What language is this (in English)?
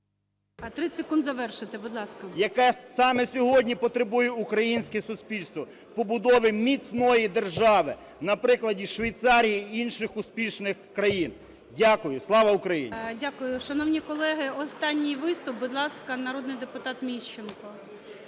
Ukrainian